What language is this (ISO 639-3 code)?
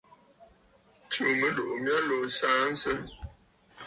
bfd